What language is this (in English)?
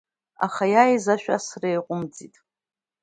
Abkhazian